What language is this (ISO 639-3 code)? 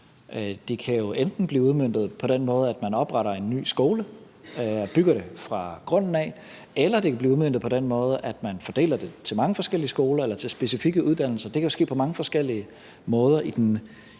dan